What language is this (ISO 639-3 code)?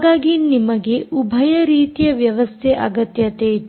kan